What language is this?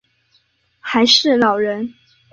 Chinese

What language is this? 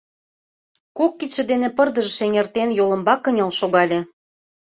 Mari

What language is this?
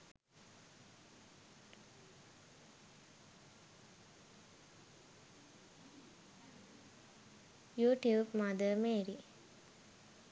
Sinhala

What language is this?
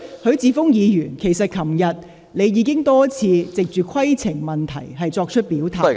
Cantonese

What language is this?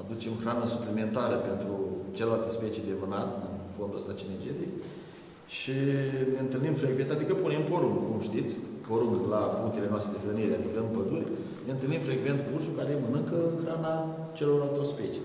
Romanian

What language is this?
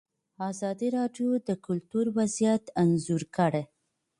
Pashto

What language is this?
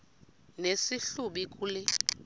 Xhosa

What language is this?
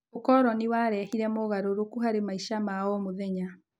Kikuyu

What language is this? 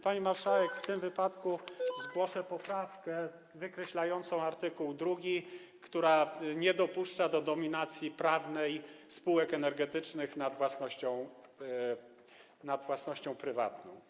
Polish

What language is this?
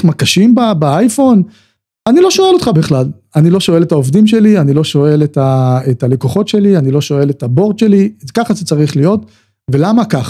Hebrew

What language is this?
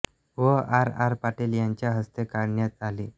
Marathi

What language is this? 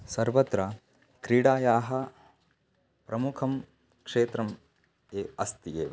Sanskrit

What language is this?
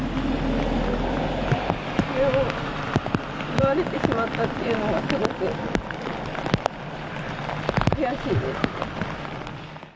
Japanese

